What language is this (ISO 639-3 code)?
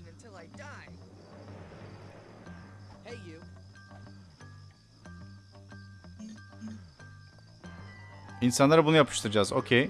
tur